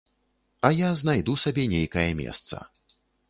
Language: Belarusian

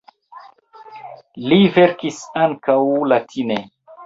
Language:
Esperanto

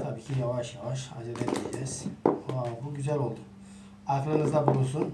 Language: Turkish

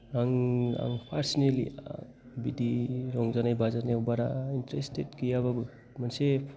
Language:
Bodo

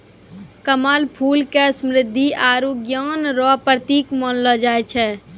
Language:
Maithili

